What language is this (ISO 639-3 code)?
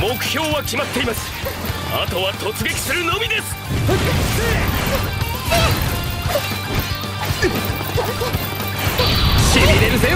jpn